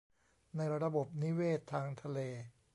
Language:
Thai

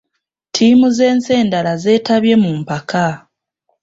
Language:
Ganda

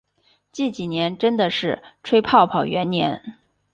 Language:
Chinese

